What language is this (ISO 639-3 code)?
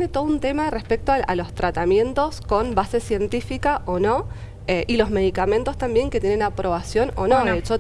spa